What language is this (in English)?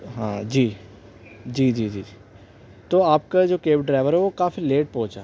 Urdu